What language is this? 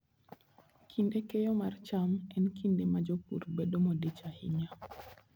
Luo (Kenya and Tanzania)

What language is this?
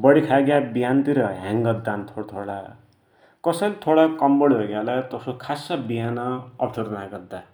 Dotyali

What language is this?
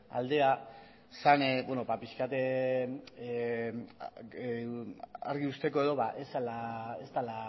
Basque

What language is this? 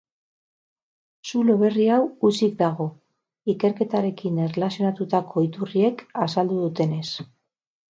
Basque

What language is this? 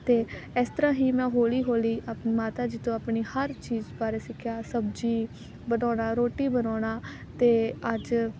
Punjabi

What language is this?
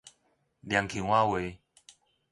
Min Nan Chinese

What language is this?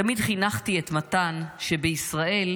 Hebrew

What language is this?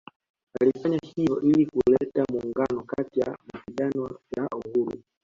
Swahili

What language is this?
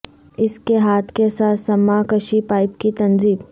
Urdu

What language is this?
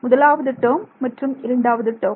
Tamil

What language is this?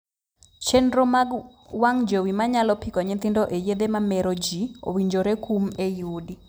Luo (Kenya and Tanzania)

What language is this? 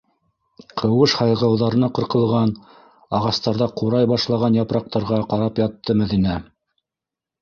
Bashkir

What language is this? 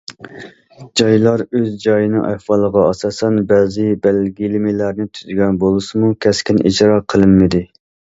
Uyghur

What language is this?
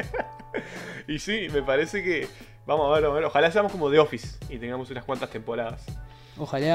Spanish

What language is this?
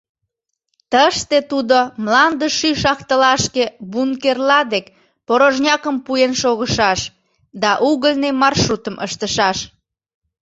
Mari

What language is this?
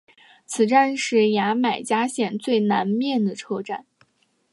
Chinese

